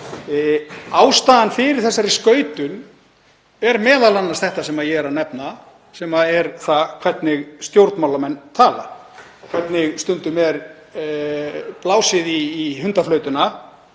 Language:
Icelandic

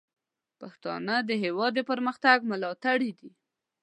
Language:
Pashto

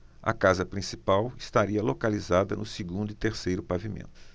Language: Portuguese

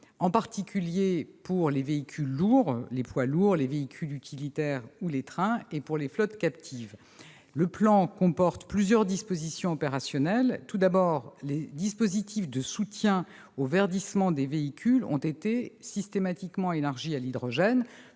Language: French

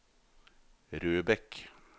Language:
Norwegian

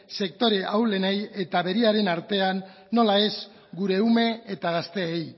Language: Basque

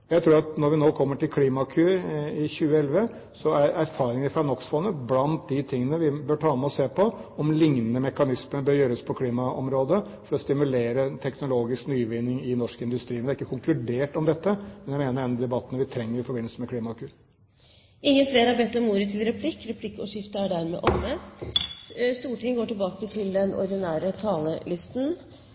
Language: Norwegian Bokmål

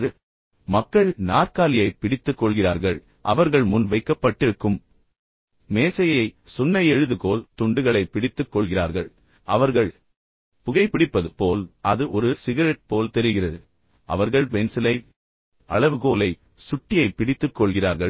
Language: Tamil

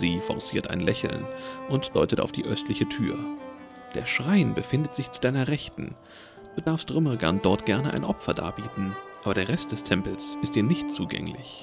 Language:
German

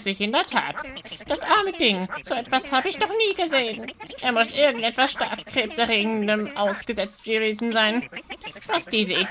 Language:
German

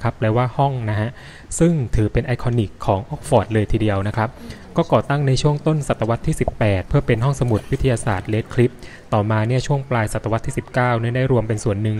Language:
Thai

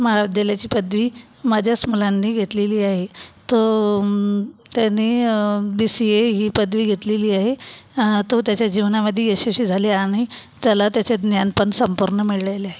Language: Marathi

